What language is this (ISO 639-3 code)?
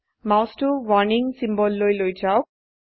asm